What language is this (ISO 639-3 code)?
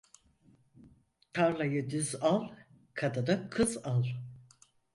tur